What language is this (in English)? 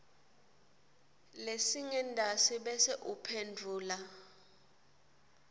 Swati